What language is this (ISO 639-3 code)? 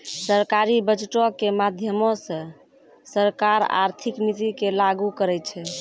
mai